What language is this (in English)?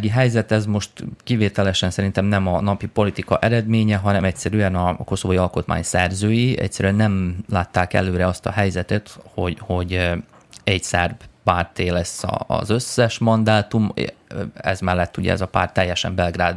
Hungarian